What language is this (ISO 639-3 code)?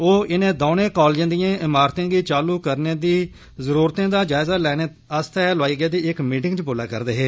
doi